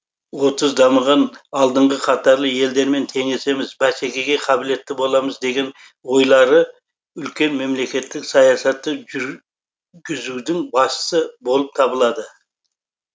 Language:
Kazakh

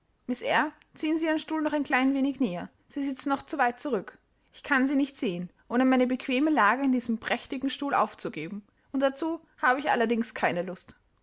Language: German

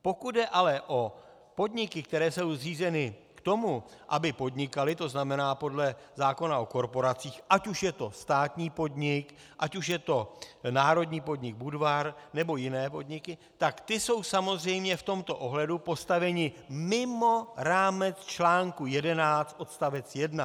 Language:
Czech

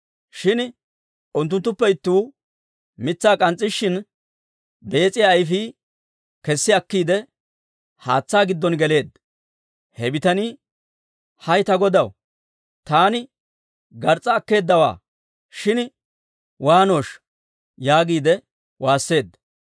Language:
Dawro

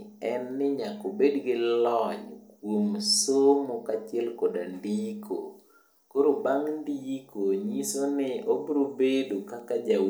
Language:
Luo (Kenya and Tanzania)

